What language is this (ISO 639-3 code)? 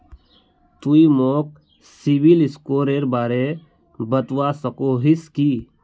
mag